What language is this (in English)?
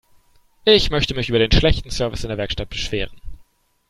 German